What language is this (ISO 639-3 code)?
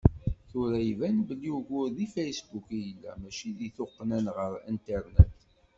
kab